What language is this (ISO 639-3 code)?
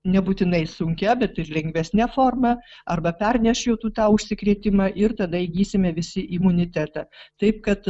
lit